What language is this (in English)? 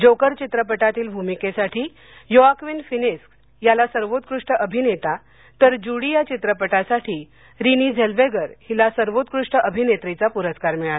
Marathi